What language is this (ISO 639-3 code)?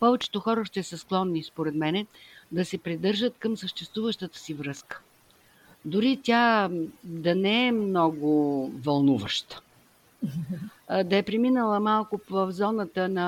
bul